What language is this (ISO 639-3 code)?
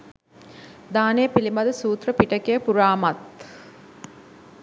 sin